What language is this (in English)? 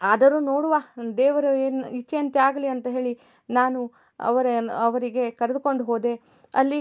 Kannada